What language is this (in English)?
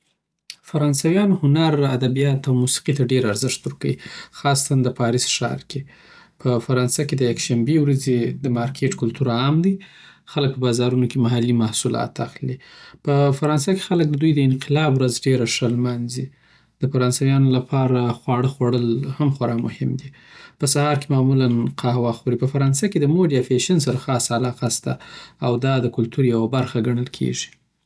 Southern Pashto